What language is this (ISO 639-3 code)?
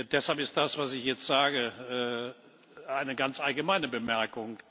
deu